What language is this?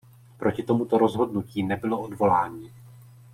Czech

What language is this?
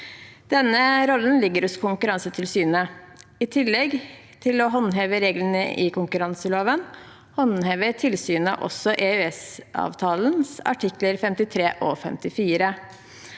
Norwegian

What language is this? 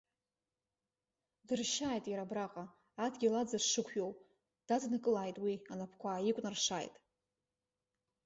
Abkhazian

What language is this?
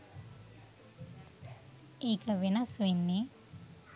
Sinhala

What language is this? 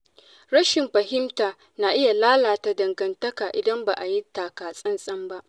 Hausa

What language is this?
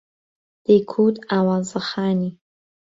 Central Kurdish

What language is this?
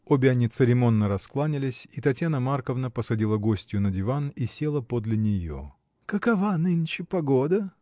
Russian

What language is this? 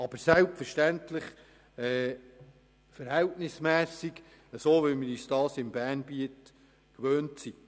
Swiss German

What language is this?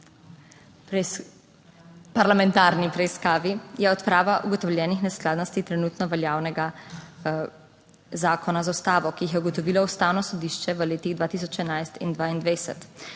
Slovenian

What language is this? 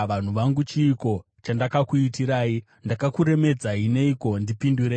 Shona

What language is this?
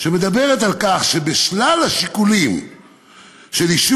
Hebrew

